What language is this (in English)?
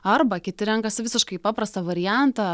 Lithuanian